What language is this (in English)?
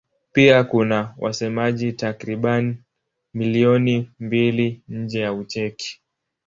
Swahili